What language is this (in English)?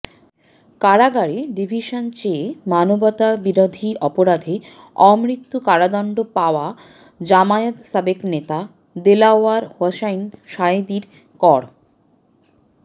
Bangla